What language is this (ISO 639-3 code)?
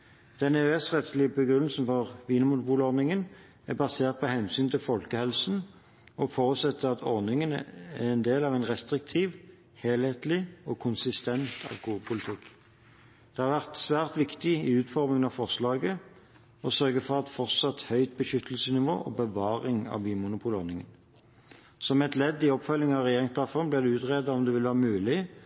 nob